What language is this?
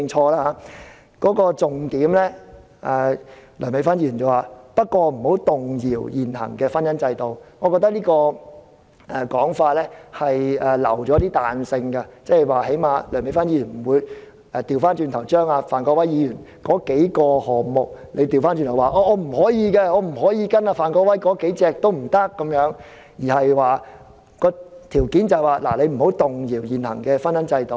Cantonese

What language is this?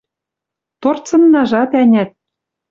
Western Mari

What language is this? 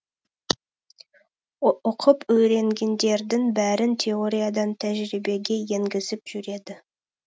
Kazakh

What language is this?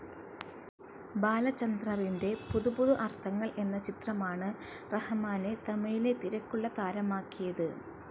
Malayalam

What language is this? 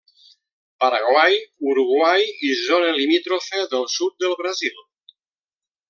Catalan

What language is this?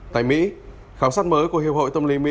Vietnamese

